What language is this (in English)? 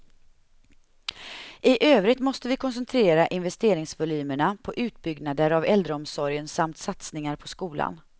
Swedish